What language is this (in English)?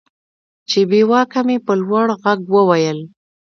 Pashto